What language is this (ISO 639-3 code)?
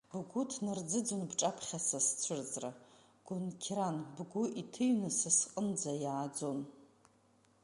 abk